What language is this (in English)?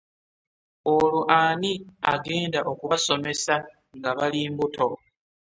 Ganda